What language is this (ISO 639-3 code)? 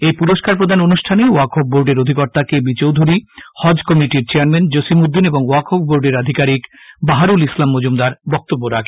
ben